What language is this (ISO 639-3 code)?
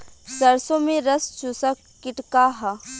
bho